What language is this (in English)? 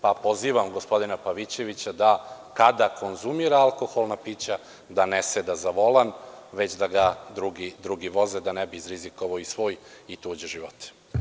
Serbian